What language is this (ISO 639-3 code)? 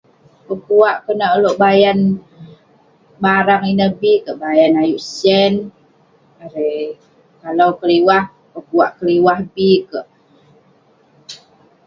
pne